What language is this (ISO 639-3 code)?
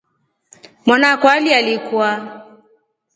rof